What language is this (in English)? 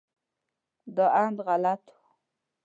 Pashto